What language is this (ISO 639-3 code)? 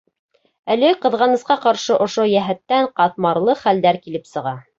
bak